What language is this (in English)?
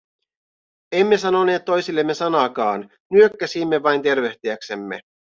Finnish